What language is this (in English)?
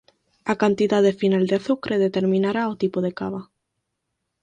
Galician